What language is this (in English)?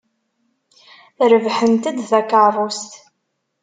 Kabyle